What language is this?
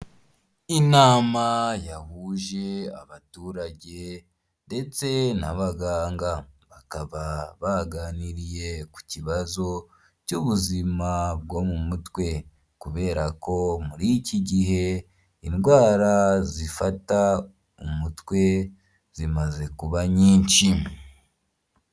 Kinyarwanda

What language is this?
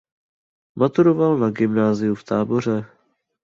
Czech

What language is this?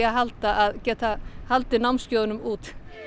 Icelandic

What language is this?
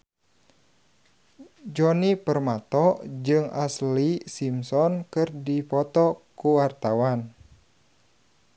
Sundanese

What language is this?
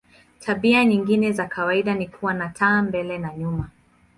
Swahili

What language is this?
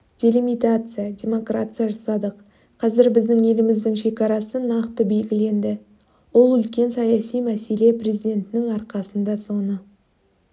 Kazakh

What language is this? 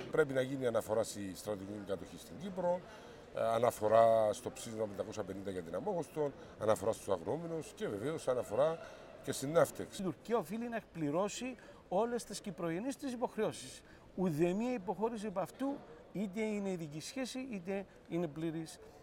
Greek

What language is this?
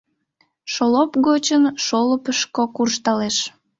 Mari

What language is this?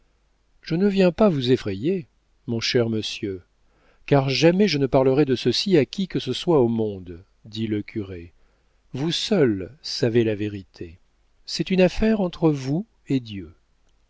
French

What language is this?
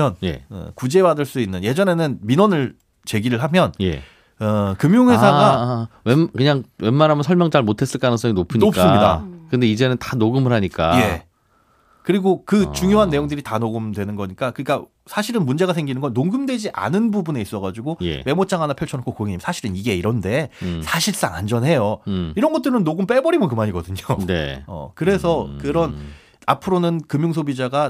Korean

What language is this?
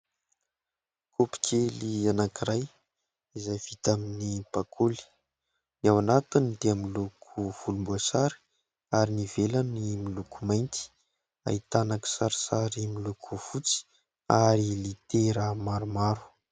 Malagasy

